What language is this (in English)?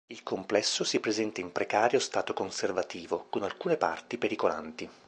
Italian